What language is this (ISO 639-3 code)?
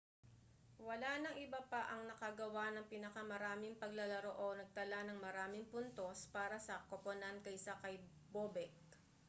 fil